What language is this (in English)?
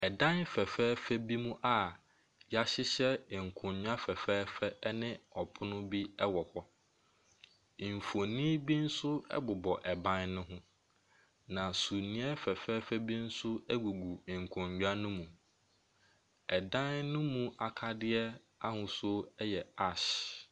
Akan